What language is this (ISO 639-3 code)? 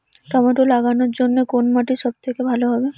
ben